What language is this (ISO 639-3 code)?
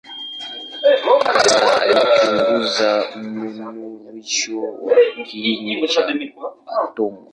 swa